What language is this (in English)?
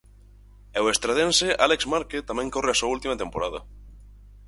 Galician